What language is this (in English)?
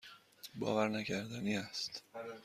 Persian